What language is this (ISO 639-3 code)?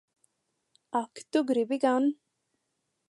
lav